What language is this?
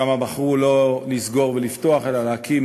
Hebrew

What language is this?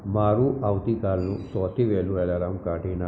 Gujarati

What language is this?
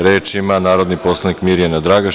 Serbian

